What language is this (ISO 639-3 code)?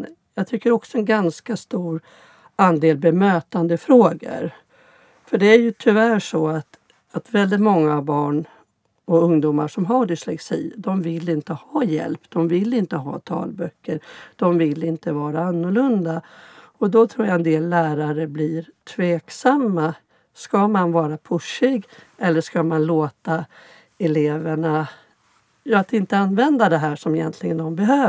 swe